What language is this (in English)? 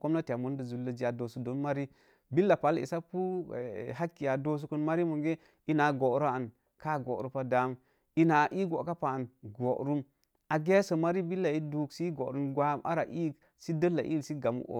Mom Jango